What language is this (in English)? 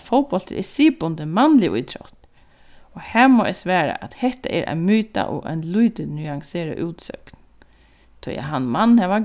Faroese